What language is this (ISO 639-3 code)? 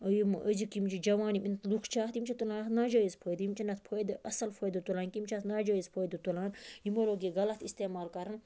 kas